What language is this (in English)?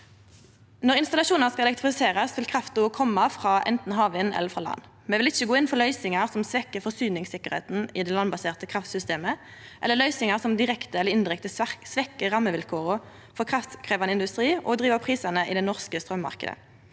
Norwegian